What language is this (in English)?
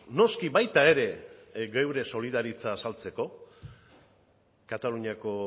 Basque